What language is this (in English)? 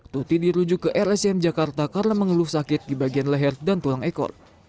Indonesian